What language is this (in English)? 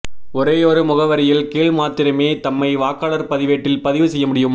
Tamil